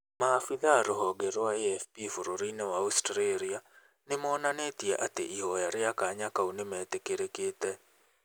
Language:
Kikuyu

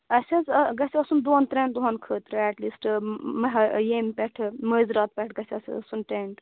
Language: Kashmiri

